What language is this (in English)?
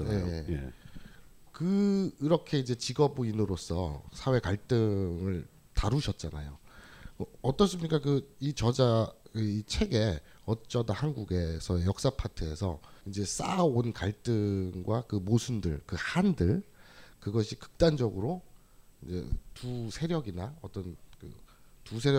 Korean